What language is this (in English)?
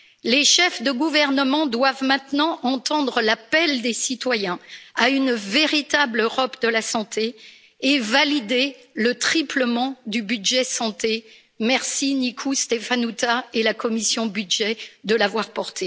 French